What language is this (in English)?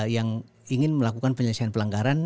Indonesian